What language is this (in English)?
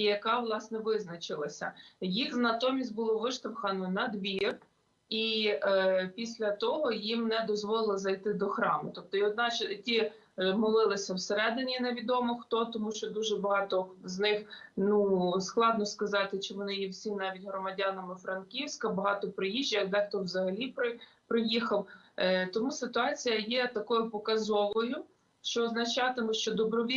Ukrainian